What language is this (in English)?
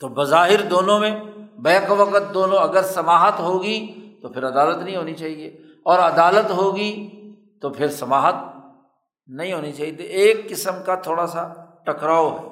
Urdu